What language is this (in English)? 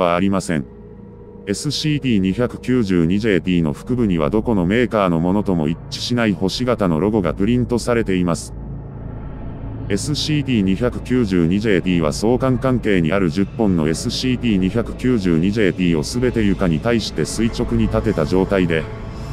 Japanese